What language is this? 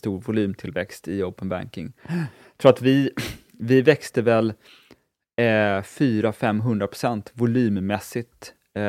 Swedish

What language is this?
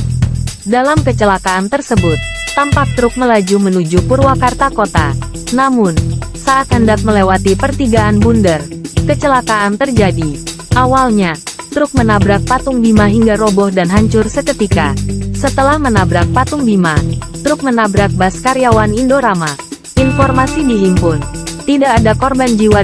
Indonesian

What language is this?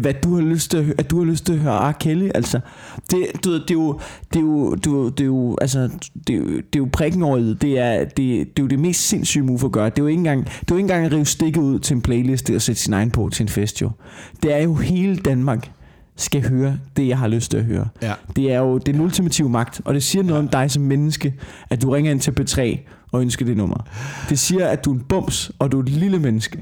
Danish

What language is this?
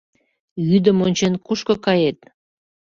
Mari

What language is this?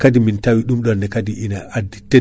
Fula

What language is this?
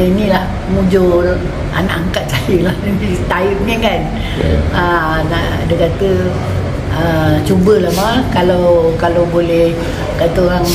Malay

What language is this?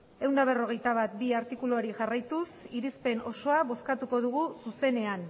Basque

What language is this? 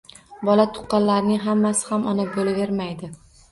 Uzbek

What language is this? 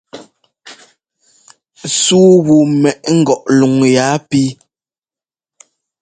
Ngomba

